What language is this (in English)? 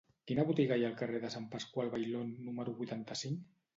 Catalan